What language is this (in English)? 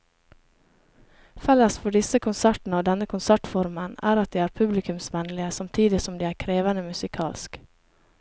Norwegian